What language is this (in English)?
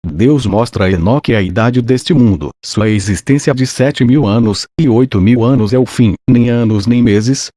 Portuguese